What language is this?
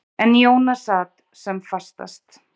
Icelandic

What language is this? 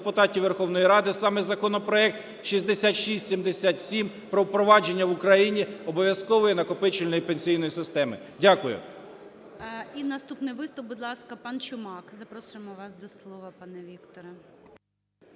Ukrainian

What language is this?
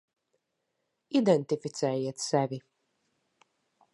Latvian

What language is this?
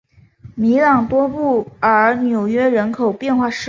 Chinese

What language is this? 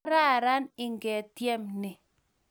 Kalenjin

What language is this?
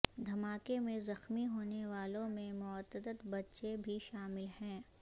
Urdu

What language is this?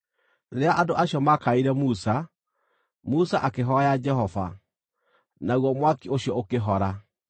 Kikuyu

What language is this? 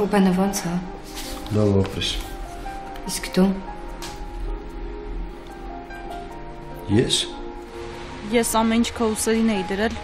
Romanian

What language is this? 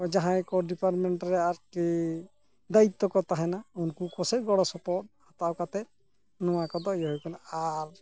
Santali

